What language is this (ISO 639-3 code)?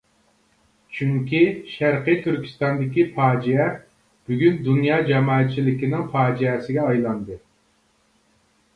uig